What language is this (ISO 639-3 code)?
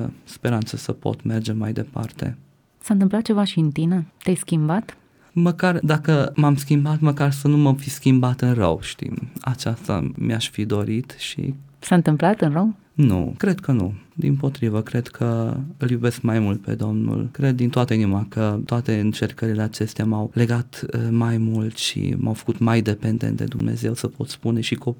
ron